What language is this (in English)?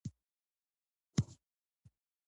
Pashto